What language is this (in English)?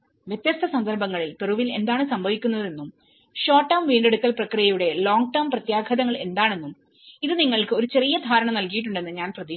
Malayalam